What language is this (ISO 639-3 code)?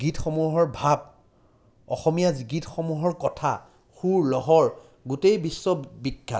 asm